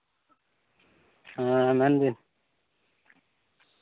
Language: Santali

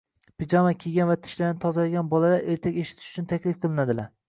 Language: Uzbek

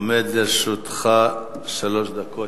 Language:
Hebrew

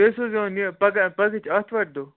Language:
Kashmiri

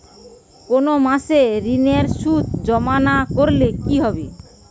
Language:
Bangla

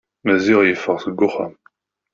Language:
Kabyle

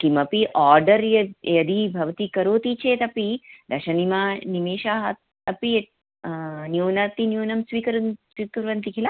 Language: Sanskrit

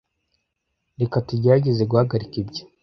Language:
Kinyarwanda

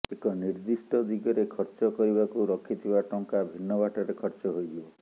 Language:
Odia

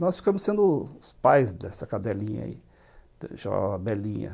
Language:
Portuguese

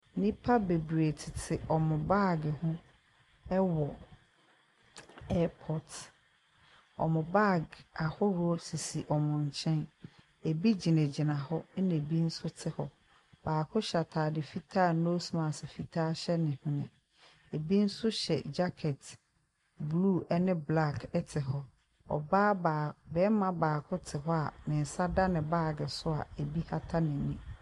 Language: Akan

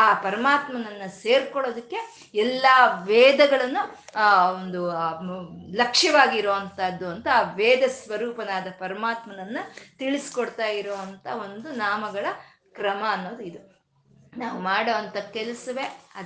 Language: Kannada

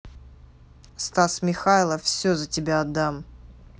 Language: Russian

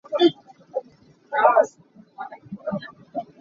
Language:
Hakha Chin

